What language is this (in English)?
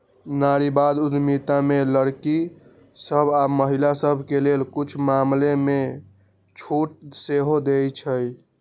Magahi